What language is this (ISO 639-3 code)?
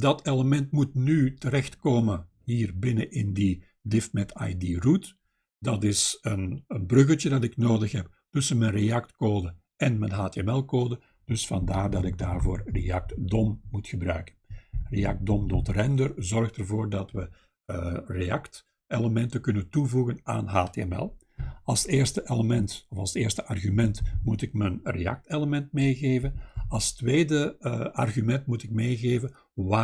nld